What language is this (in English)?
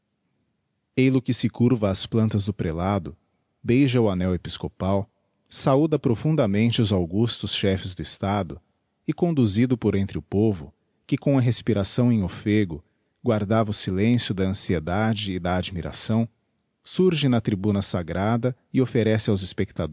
Portuguese